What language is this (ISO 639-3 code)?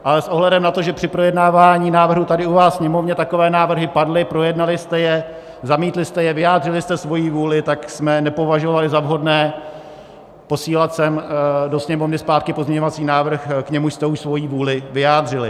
ces